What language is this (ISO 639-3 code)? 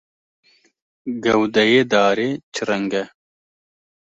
kur